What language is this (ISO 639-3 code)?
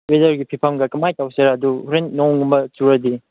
mni